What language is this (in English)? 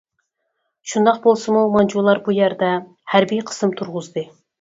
Uyghur